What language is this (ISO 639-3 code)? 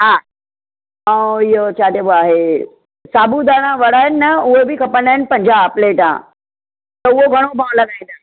snd